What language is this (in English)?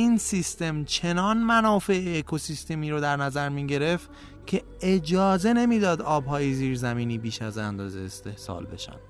Persian